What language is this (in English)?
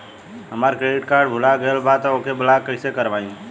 Bhojpuri